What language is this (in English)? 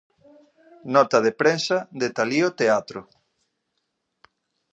Galician